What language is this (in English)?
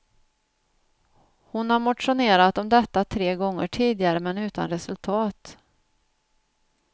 Swedish